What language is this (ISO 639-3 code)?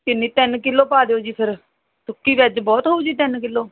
pan